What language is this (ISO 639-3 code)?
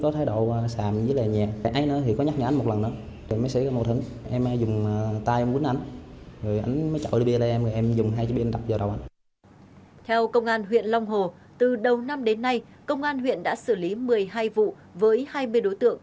vie